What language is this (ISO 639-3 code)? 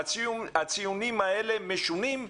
heb